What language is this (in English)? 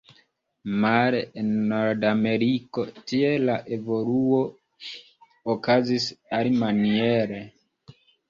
Esperanto